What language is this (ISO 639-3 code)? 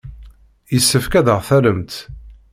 kab